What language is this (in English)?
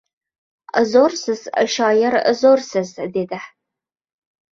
Uzbek